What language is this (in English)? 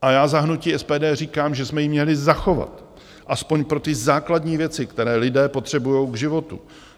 Czech